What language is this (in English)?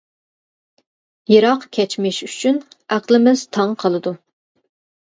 Uyghur